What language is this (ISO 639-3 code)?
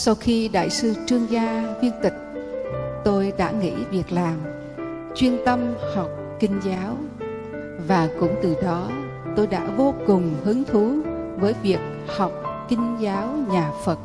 vie